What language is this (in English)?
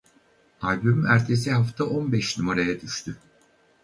Turkish